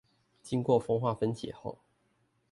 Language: Chinese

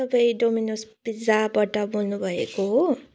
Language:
Nepali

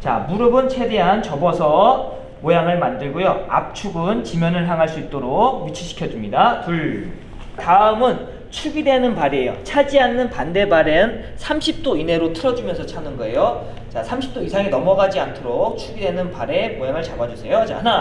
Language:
Korean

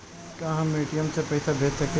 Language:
Bhojpuri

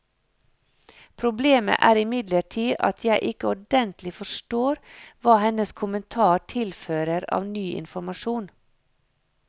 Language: Norwegian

